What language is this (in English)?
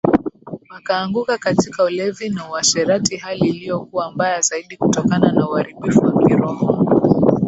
Swahili